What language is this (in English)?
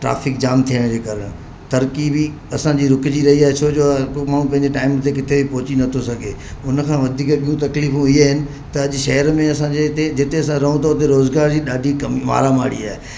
Sindhi